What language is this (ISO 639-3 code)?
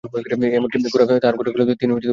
ben